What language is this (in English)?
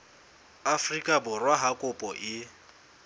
Southern Sotho